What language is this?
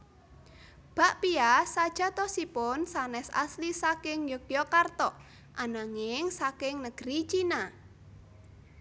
Javanese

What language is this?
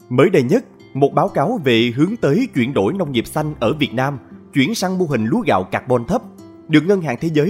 Vietnamese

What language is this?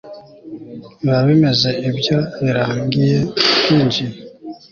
Kinyarwanda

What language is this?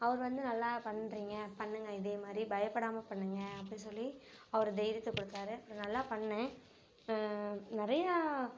Tamil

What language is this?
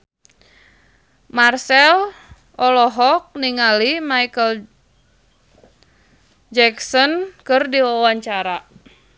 Sundanese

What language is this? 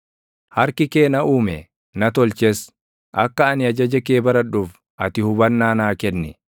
Oromo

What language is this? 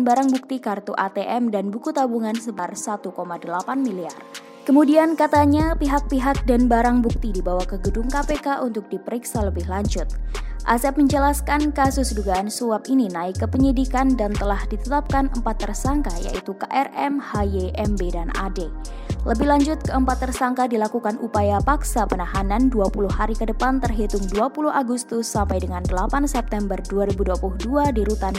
Indonesian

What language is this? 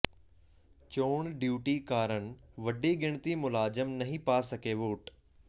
Punjabi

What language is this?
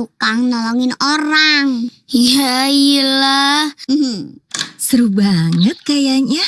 Indonesian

